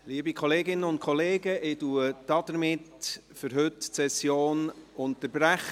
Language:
Swiss German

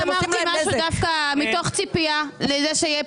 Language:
Hebrew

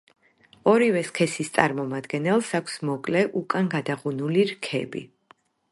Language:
Georgian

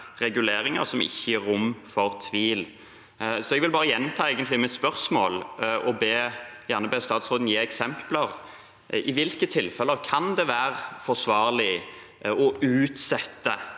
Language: Norwegian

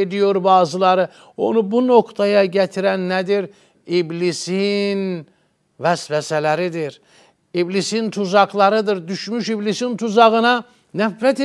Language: Turkish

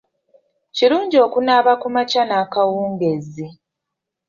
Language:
Ganda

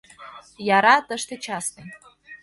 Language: Mari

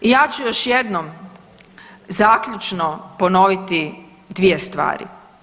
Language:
Croatian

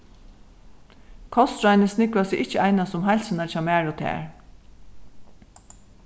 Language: Faroese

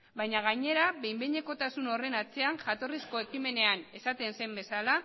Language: Basque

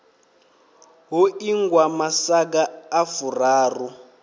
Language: Venda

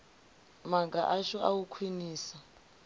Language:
Venda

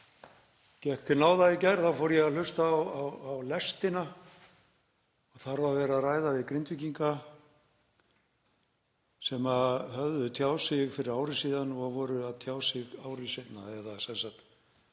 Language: Icelandic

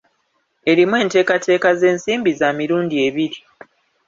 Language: Ganda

